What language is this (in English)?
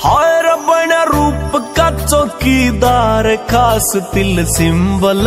Hindi